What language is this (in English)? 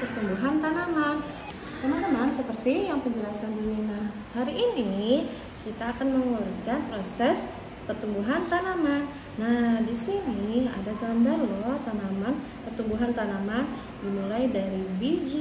Indonesian